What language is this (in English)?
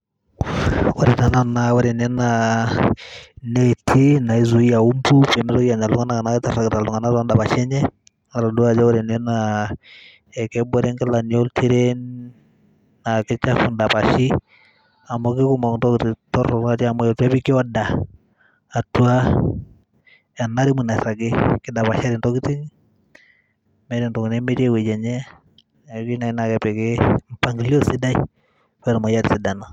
Masai